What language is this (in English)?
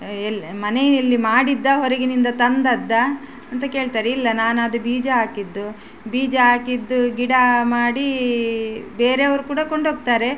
Kannada